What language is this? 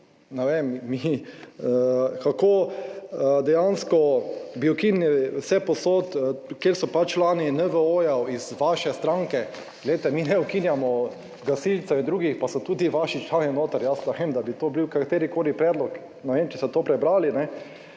Slovenian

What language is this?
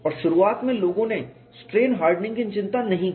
Hindi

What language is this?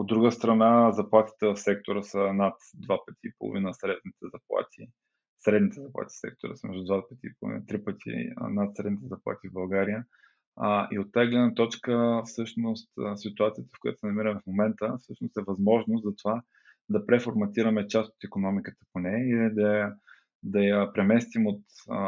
Bulgarian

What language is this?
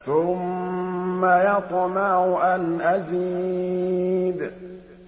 Arabic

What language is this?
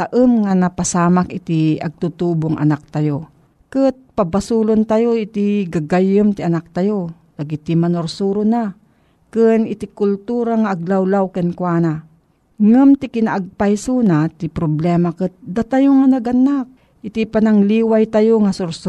Filipino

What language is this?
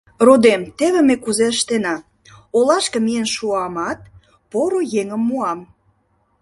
Mari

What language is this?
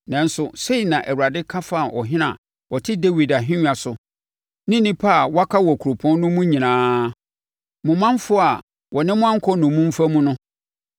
Akan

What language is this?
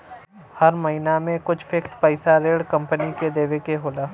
Bhojpuri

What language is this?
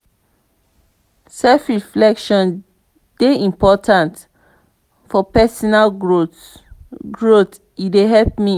Nigerian Pidgin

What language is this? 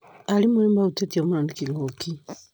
Kikuyu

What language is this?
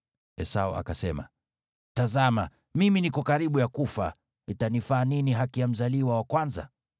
Swahili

